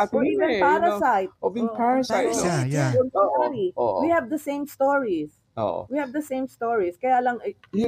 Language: Filipino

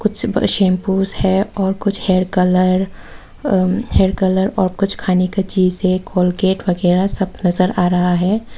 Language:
Hindi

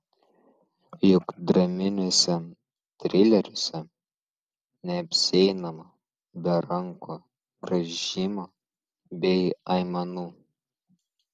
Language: Lithuanian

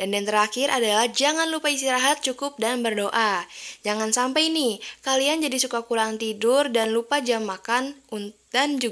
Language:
Indonesian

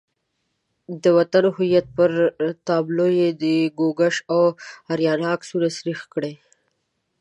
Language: Pashto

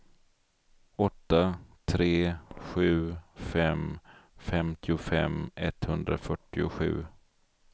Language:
Swedish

